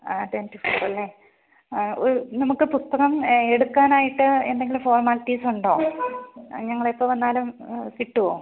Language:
Malayalam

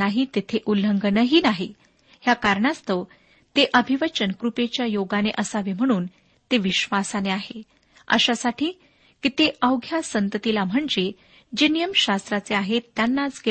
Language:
Marathi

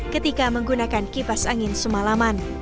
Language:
Indonesian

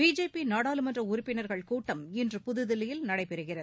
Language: Tamil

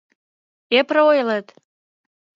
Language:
Mari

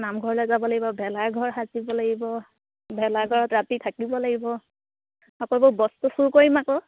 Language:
Assamese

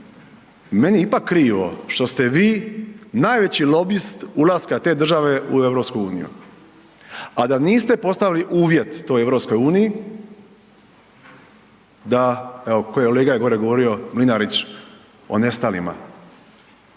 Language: Croatian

